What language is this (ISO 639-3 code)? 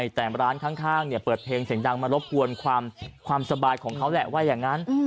tha